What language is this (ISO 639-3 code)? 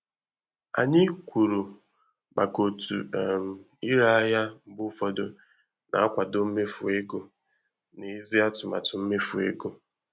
ibo